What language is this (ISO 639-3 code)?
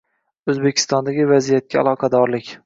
uzb